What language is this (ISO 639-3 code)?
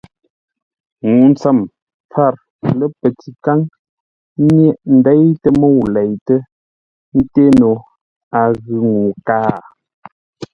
nla